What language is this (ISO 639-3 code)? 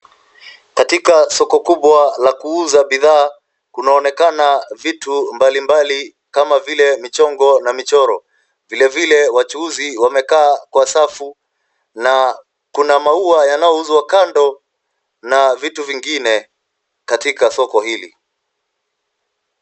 swa